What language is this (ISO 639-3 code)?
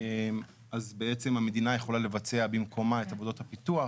heb